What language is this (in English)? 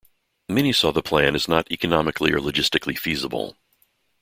English